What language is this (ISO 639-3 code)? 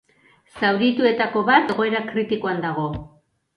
eus